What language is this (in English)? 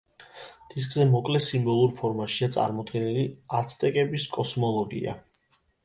Georgian